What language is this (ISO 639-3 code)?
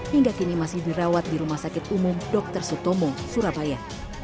ind